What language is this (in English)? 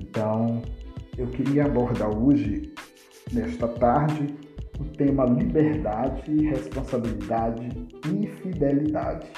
Portuguese